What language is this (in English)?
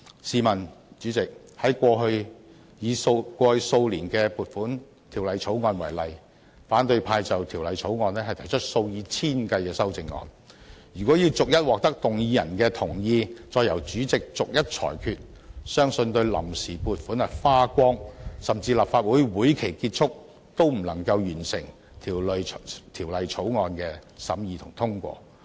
Cantonese